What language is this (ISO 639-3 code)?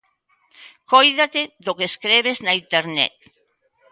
glg